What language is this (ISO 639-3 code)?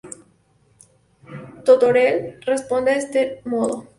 spa